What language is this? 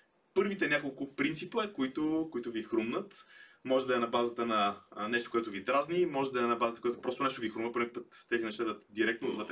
Bulgarian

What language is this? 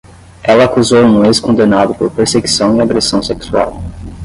Portuguese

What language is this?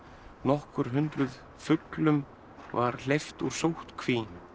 Icelandic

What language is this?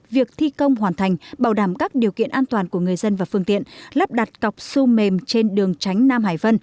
Vietnamese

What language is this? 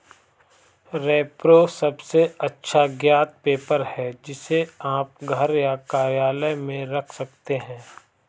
Hindi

